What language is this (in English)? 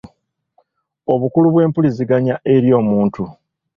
Ganda